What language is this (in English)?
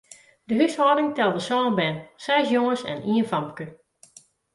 Western Frisian